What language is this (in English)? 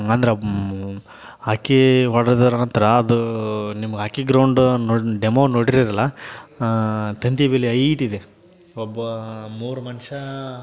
Kannada